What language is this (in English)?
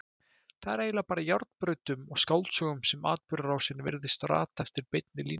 Icelandic